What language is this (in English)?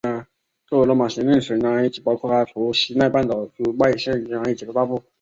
Chinese